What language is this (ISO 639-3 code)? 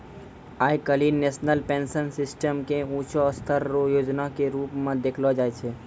mai